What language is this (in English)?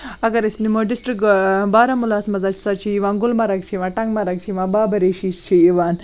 Kashmiri